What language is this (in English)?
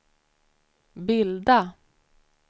Swedish